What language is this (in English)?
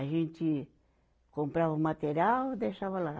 Portuguese